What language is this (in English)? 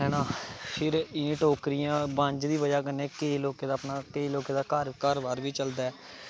Dogri